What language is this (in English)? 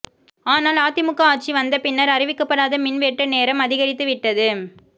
Tamil